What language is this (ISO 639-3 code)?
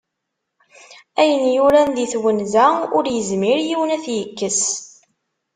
kab